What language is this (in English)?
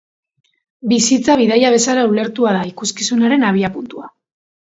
Basque